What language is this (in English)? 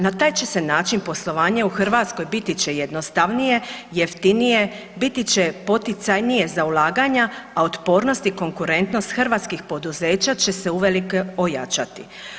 Croatian